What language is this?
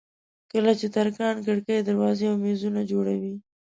Pashto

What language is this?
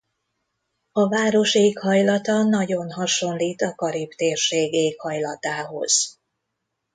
Hungarian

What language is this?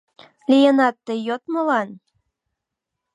Mari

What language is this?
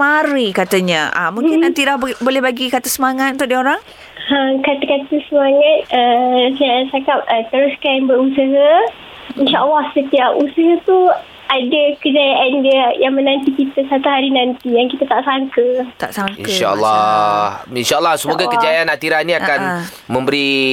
Malay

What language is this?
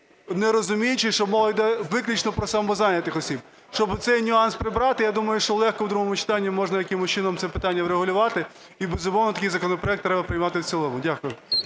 Ukrainian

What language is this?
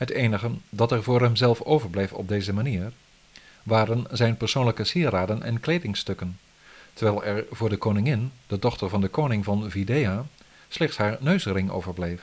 Dutch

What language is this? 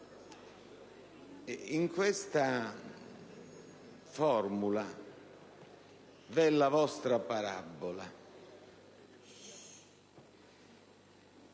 Italian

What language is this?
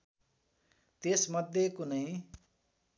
Nepali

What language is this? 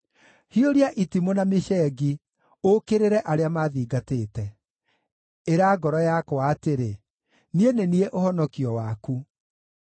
Kikuyu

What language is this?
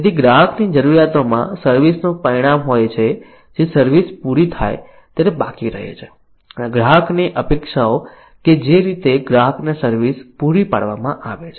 Gujarati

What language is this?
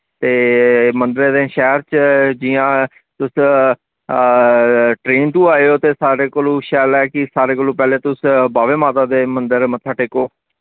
Dogri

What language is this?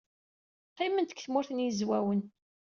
Kabyle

